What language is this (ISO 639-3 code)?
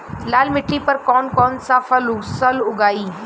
bho